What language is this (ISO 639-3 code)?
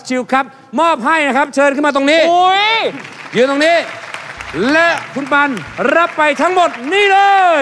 tha